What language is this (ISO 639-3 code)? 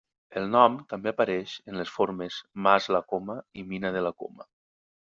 cat